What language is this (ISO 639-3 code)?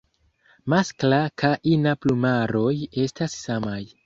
epo